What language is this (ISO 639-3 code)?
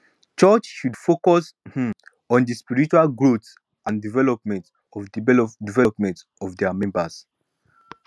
pcm